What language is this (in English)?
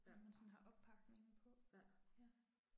Danish